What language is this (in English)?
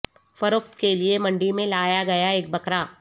Urdu